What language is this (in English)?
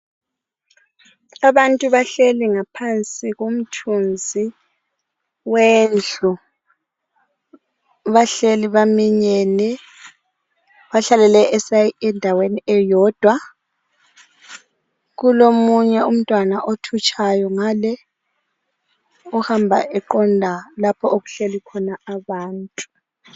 North Ndebele